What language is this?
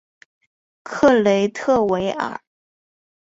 Chinese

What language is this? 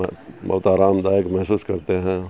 Urdu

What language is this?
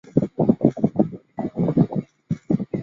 Chinese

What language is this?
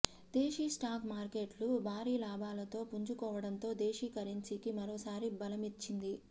Telugu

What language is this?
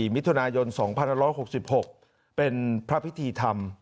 Thai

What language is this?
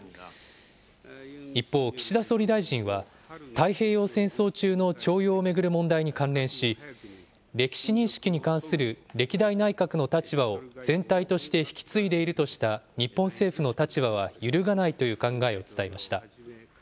Japanese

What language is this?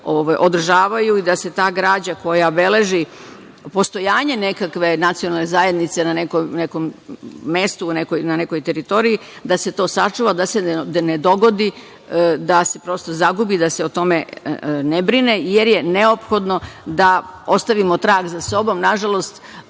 Serbian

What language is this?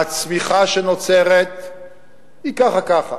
Hebrew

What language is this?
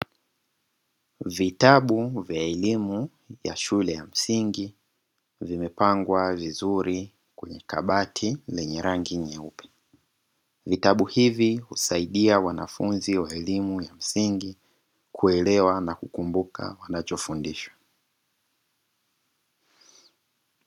Swahili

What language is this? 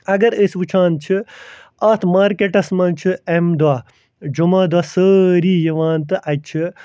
Kashmiri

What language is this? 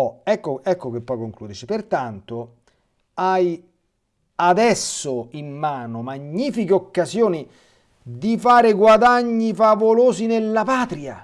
Italian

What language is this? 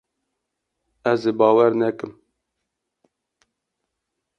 Kurdish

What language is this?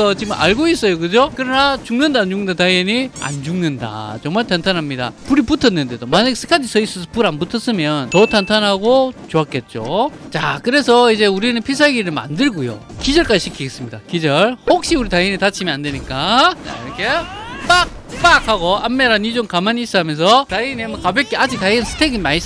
Korean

